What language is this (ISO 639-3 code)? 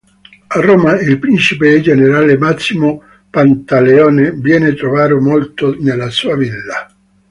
ita